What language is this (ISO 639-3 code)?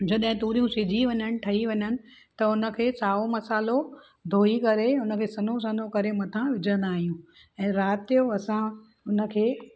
snd